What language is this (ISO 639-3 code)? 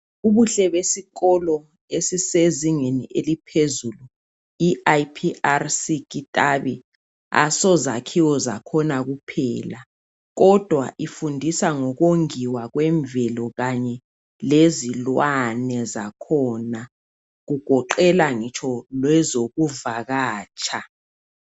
nde